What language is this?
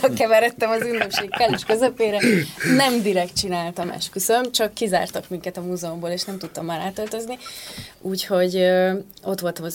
Hungarian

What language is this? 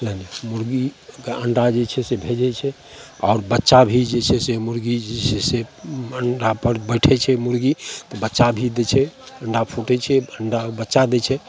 Maithili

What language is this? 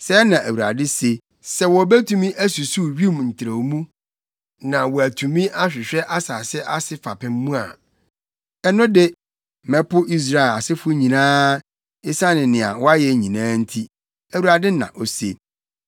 Akan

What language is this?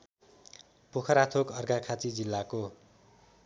Nepali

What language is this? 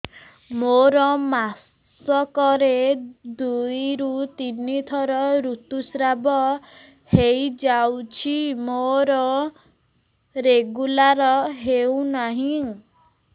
Odia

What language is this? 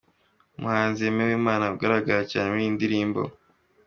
Kinyarwanda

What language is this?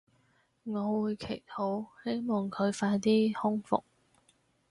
Cantonese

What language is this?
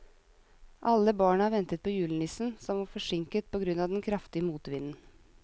Norwegian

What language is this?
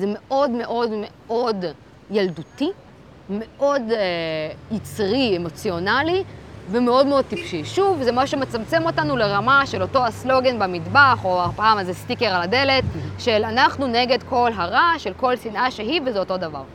Hebrew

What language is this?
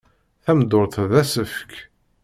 Kabyle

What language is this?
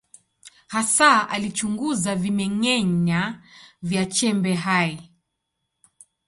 Swahili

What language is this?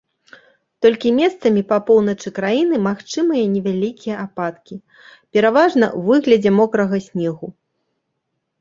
Belarusian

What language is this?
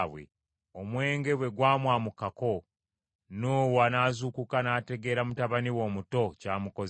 Ganda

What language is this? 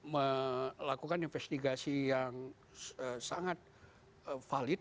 Indonesian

